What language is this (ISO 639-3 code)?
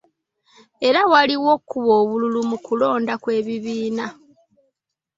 lug